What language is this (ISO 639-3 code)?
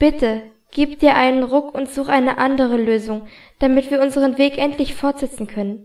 deu